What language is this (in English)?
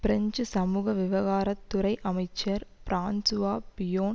Tamil